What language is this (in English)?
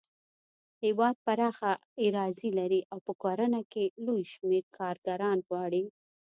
Pashto